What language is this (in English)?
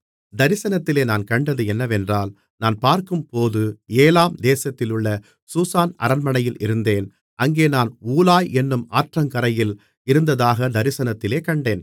Tamil